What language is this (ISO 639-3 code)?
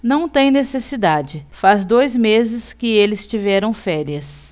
por